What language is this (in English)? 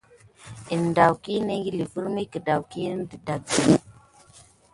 Gidar